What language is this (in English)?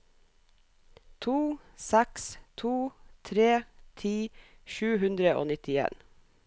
Norwegian